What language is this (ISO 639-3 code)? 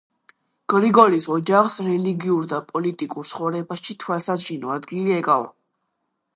kat